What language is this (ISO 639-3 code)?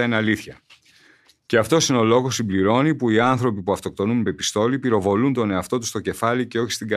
ell